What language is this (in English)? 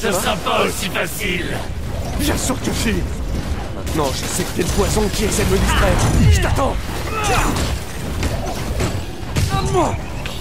French